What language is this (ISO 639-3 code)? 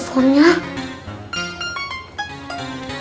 ind